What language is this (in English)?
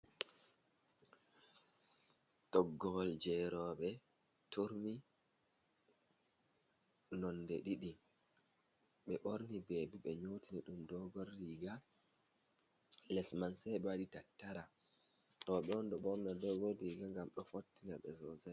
Fula